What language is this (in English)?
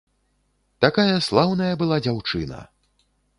Belarusian